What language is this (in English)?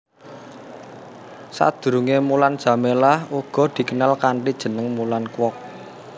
Javanese